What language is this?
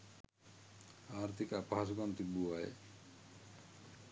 Sinhala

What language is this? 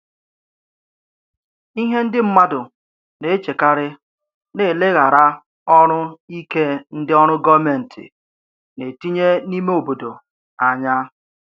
Igbo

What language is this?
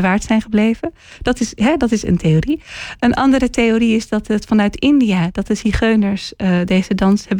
Dutch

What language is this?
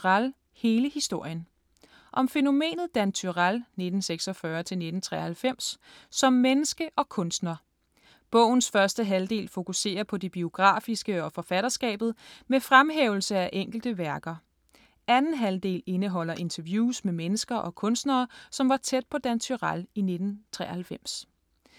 Danish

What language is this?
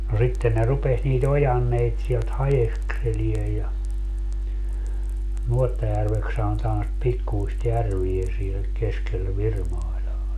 Finnish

